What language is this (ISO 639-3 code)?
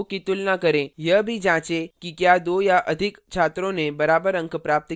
hin